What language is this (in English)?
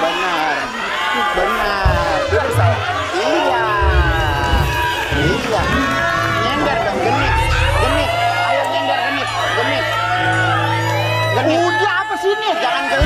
Indonesian